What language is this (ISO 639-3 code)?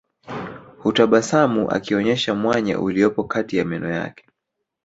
swa